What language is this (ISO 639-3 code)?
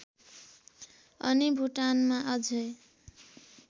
nep